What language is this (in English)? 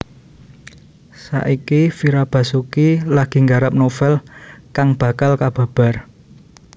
Javanese